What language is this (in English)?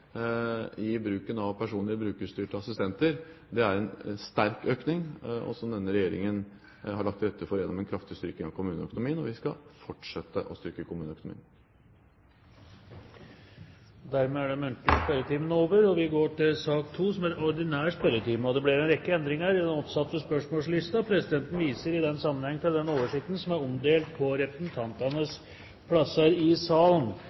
Norwegian Bokmål